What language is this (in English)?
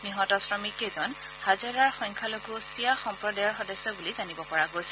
Assamese